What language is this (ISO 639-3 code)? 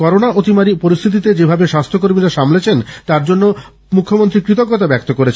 ben